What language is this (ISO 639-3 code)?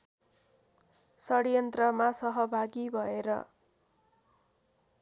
nep